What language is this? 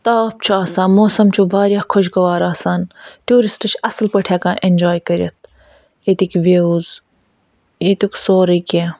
Kashmiri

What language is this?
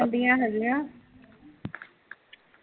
Punjabi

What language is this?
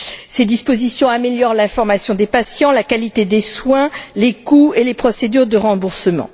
French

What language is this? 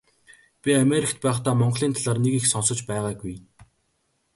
Mongolian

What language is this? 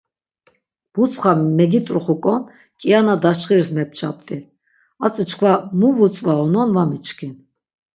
Laz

